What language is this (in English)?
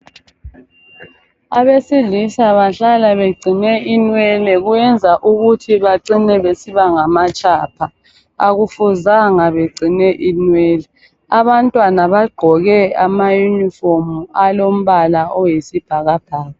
North Ndebele